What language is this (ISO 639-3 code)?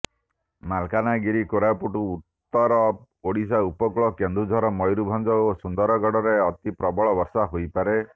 ori